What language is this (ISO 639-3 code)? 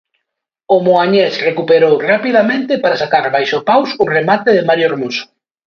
glg